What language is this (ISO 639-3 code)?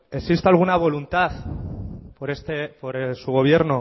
spa